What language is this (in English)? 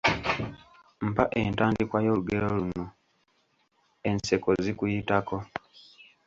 Ganda